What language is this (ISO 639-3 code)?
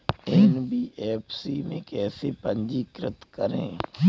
hin